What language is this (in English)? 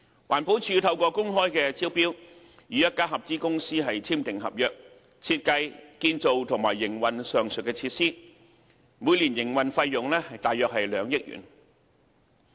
Cantonese